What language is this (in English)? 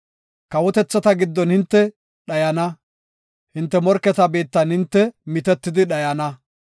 Gofa